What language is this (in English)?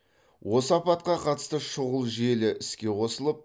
Kazakh